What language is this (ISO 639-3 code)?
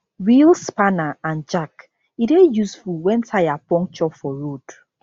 pcm